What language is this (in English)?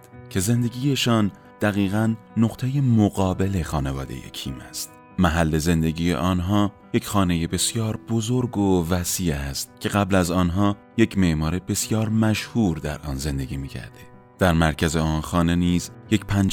Persian